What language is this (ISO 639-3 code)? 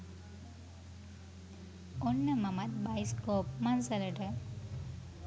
sin